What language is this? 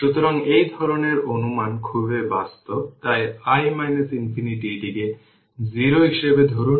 Bangla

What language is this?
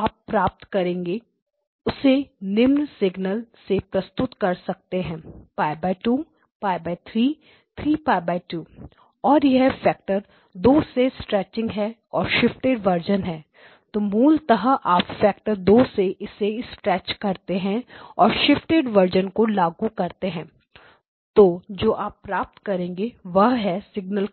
Hindi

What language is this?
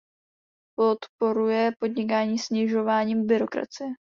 Czech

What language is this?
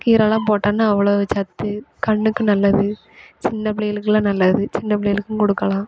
Tamil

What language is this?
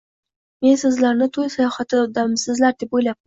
Uzbek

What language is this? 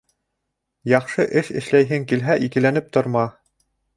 Bashkir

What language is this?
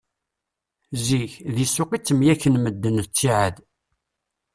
Kabyle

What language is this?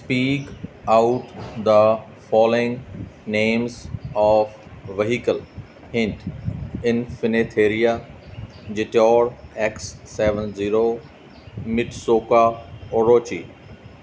Punjabi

